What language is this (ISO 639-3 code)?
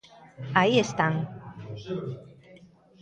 glg